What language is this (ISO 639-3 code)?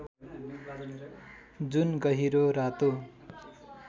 nep